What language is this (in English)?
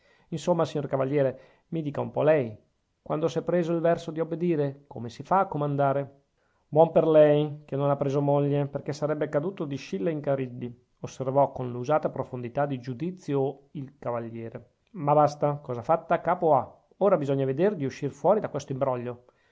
Italian